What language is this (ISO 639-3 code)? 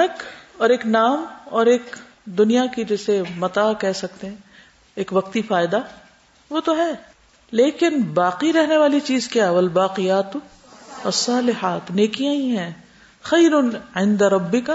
urd